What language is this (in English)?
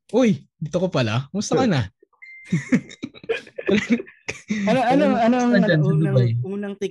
Filipino